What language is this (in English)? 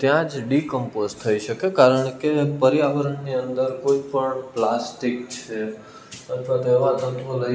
Gujarati